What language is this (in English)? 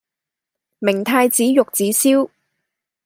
Cantonese